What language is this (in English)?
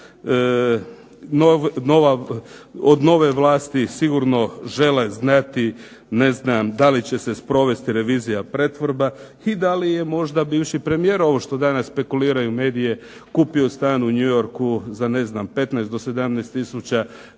Croatian